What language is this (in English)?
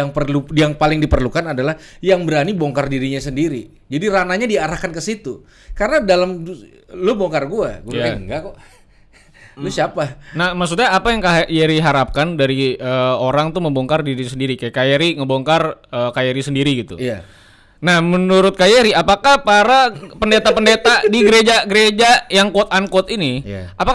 Indonesian